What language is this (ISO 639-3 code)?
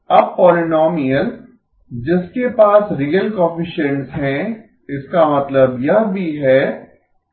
hin